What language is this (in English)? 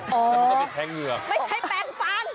Thai